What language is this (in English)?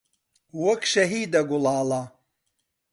Central Kurdish